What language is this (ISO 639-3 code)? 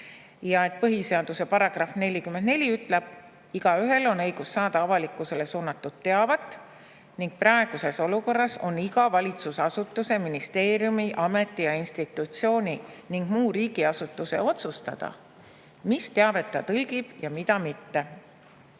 est